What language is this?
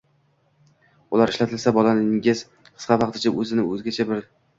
Uzbek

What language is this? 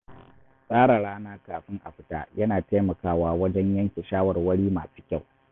Hausa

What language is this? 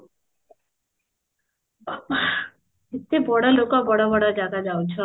Odia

